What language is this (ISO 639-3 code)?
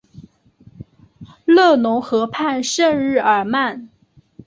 zho